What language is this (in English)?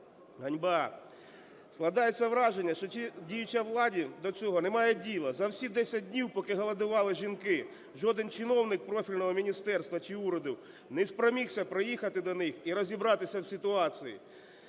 Ukrainian